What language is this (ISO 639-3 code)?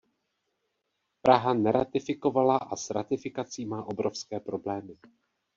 ces